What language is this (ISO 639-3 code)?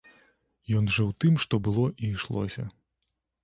bel